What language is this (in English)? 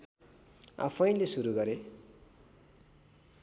Nepali